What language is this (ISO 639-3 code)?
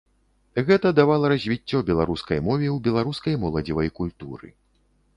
bel